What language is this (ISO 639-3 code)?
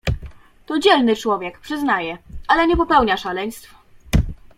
pol